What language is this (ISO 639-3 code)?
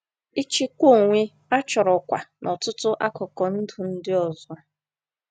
ibo